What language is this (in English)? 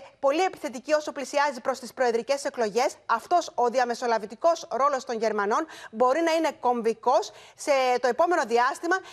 Greek